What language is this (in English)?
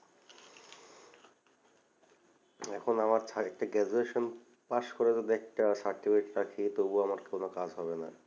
Bangla